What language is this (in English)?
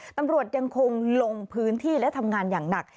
Thai